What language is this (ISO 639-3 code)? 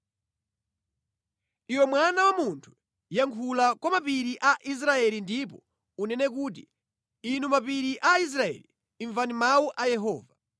nya